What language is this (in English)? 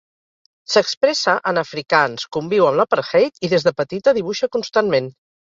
Catalan